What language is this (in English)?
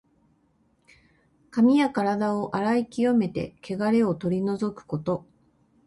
Japanese